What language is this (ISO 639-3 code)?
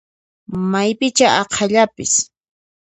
qxp